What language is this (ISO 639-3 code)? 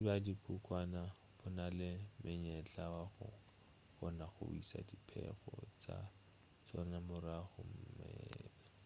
nso